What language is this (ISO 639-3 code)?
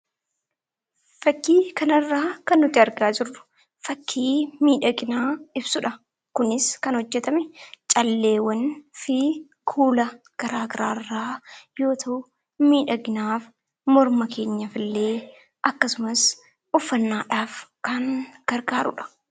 orm